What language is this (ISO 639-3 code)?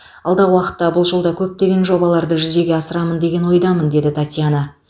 kaz